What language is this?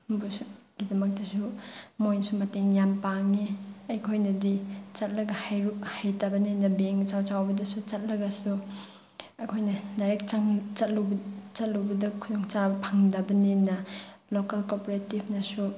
Manipuri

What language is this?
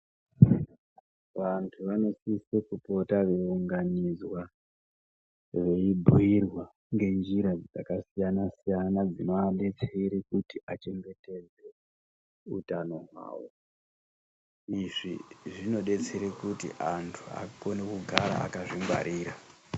Ndau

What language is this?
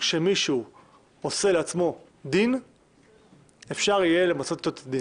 Hebrew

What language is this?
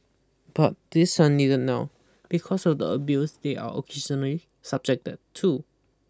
English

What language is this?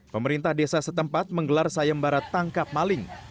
Indonesian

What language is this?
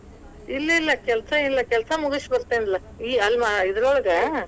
Kannada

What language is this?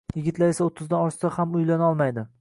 Uzbek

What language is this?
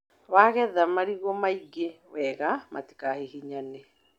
Kikuyu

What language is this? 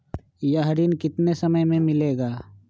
Magahi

